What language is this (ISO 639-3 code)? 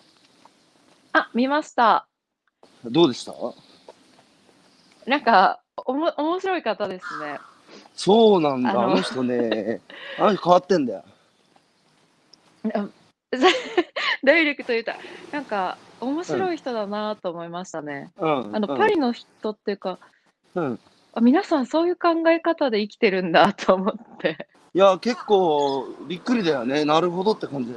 jpn